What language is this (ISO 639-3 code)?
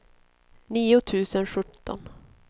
swe